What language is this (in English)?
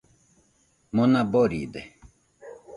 Nüpode Huitoto